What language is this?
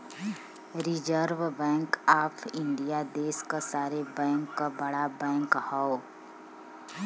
Bhojpuri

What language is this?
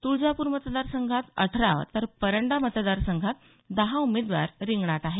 Marathi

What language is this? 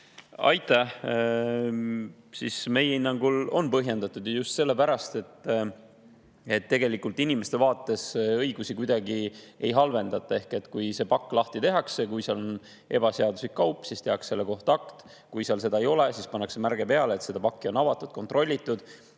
Estonian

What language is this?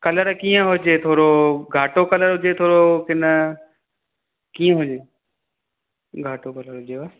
Sindhi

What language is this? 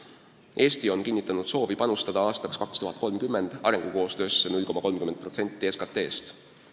Estonian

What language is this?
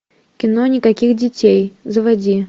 Russian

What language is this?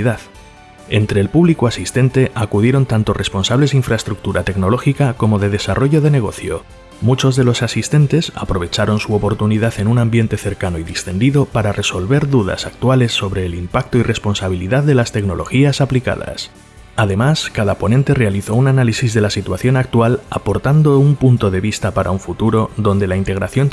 Spanish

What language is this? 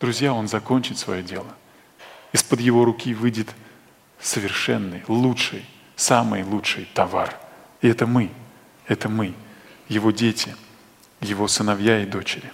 Russian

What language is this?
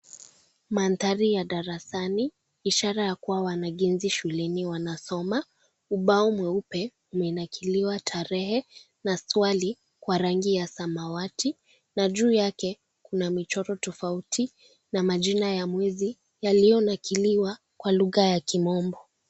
Swahili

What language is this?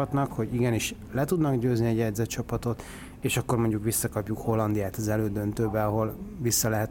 Hungarian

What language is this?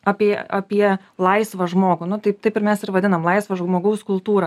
Lithuanian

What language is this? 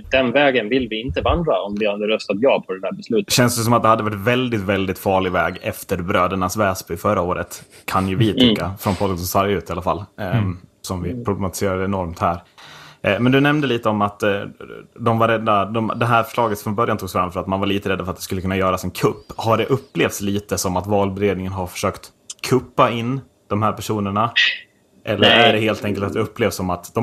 Swedish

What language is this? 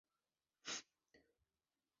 Spanish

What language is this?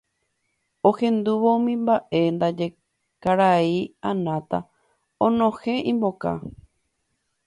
Guarani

